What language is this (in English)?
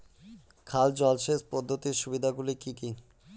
Bangla